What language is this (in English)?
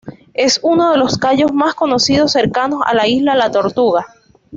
Spanish